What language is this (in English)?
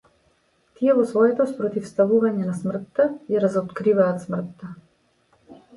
Macedonian